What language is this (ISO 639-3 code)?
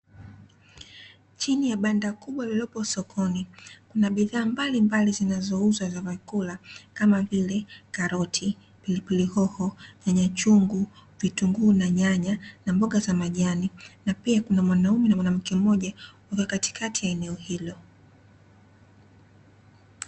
swa